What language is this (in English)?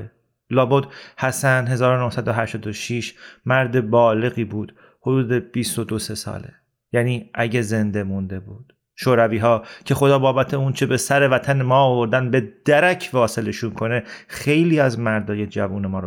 Persian